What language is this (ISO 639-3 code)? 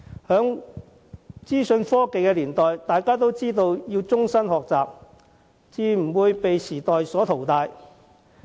yue